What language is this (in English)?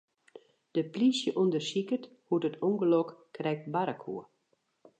Western Frisian